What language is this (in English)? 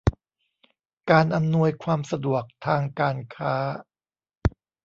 Thai